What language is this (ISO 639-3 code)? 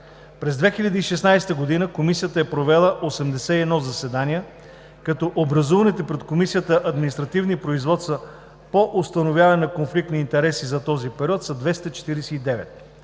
bul